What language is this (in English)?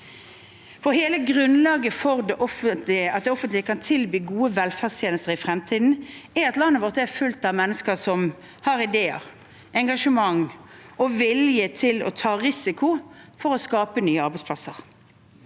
Norwegian